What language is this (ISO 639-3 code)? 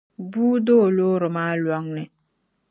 dag